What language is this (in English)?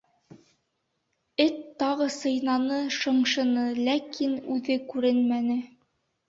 Bashkir